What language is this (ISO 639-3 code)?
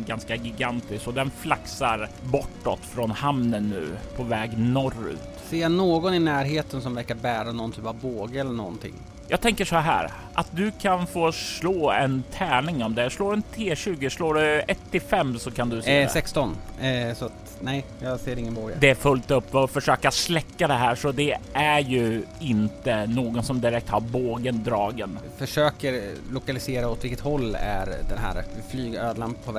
swe